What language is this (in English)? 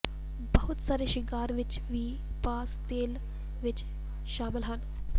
Punjabi